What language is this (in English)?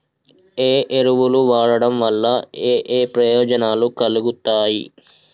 Telugu